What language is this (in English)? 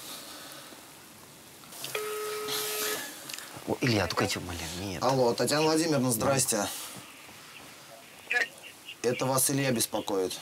Russian